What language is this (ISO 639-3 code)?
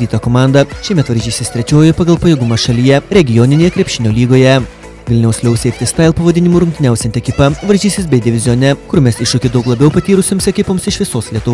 lit